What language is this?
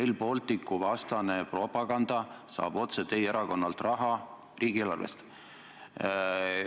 Estonian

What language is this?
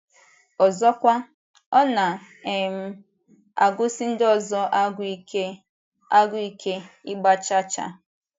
Igbo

